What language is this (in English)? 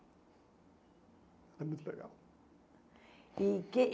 Portuguese